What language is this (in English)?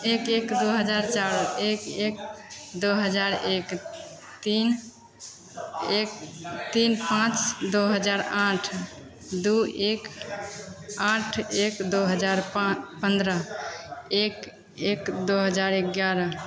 Maithili